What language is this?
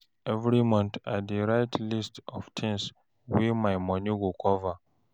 Nigerian Pidgin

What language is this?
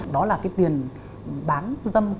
Vietnamese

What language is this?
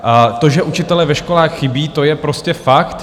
Czech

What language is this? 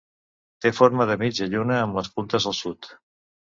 Catalan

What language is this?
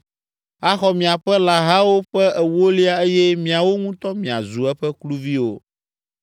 Ewe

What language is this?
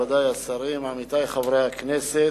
Hebrew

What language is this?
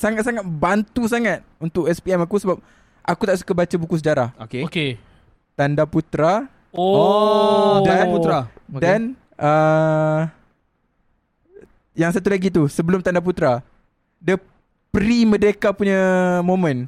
Malay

